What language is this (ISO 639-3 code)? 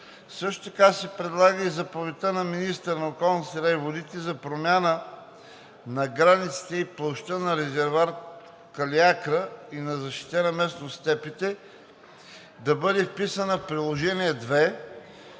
bul